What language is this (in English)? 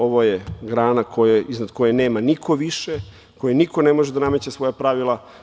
Serbian